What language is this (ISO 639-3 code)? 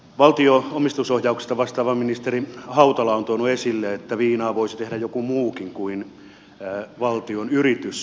fin